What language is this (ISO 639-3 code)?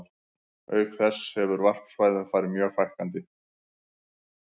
isl